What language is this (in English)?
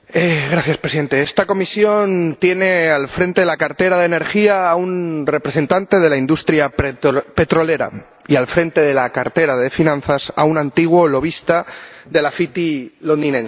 Spanish